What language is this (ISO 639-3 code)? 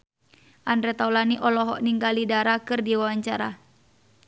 sun